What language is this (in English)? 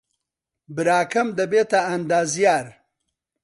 Central Kurdish